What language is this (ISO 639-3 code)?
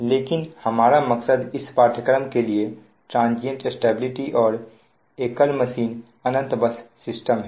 hin